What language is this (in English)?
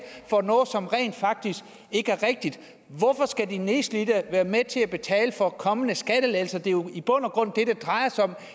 Danish